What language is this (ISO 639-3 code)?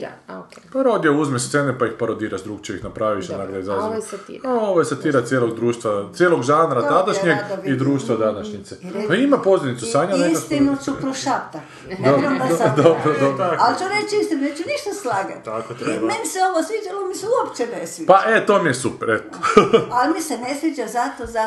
hrv